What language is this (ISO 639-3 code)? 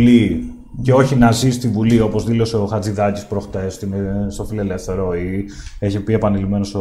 ell